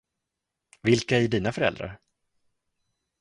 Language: Swedish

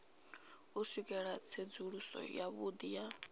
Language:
Venda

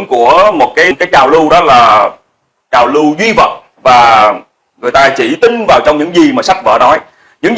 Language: Vietnamese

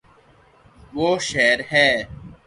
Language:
Urdu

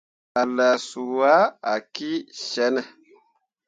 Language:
Mundang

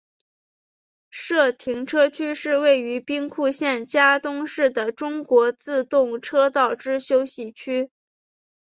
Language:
Chinese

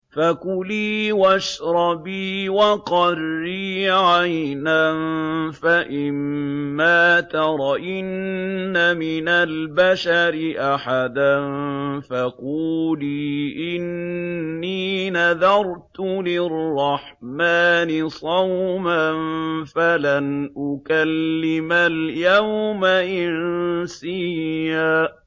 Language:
Arabic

